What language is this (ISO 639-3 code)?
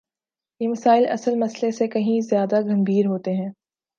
urd